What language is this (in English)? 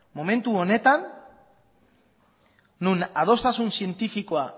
Basque